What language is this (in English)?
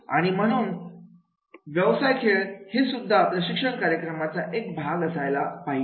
Marathi